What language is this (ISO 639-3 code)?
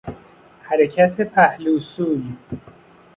fas